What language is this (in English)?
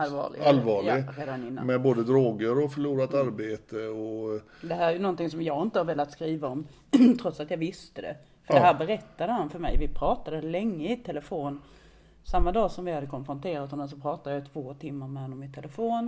Swedish